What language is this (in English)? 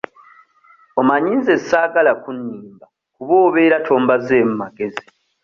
Ganda